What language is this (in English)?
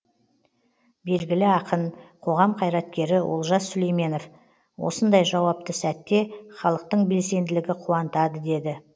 Kazakh